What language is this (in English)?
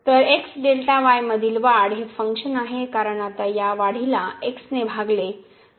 Marathi